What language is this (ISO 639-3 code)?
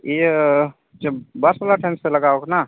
sat